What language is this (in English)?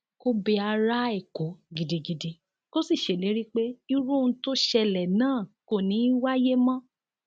Yoruba